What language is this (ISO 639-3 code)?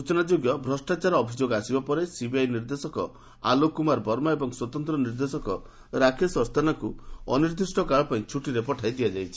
ori